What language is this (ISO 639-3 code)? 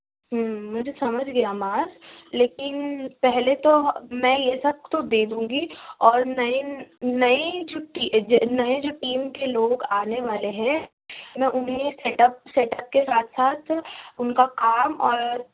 urd